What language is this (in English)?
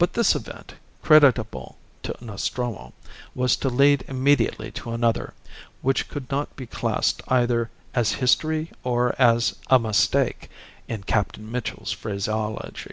English